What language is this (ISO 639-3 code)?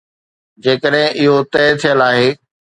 snd